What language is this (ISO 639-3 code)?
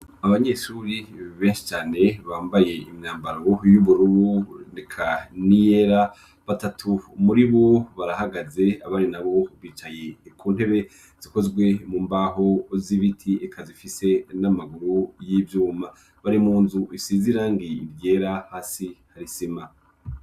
run